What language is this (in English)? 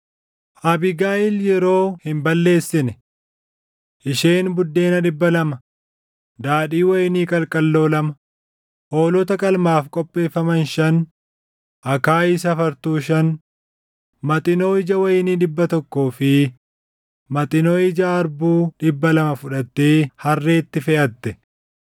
Oromo